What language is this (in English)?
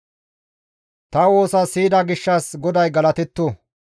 Gamo